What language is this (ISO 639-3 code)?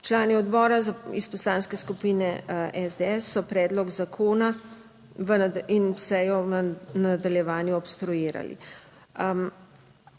slv